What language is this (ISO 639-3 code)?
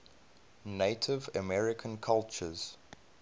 eng